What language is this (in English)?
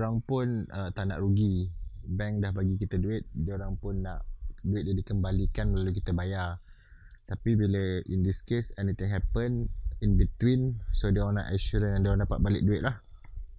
Malay